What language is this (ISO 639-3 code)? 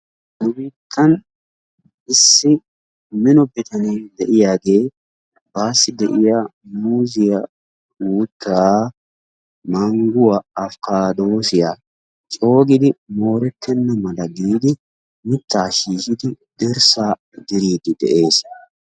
wal